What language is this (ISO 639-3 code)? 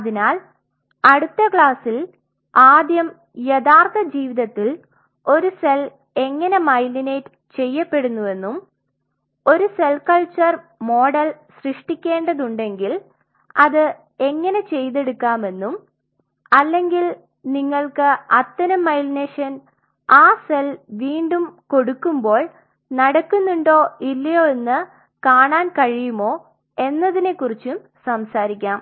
mal